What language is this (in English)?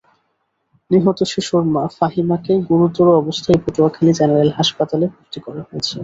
Bangla